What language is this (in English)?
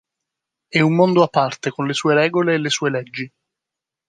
Italian